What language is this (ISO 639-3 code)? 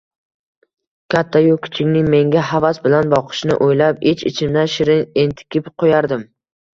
uzb